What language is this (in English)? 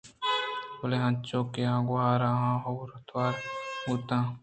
Eastern Balochi